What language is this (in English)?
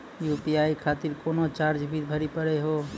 Maithili